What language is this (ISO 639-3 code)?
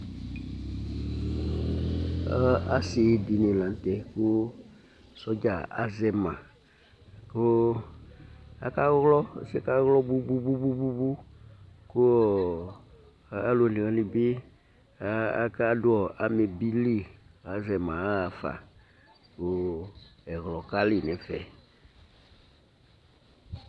kpo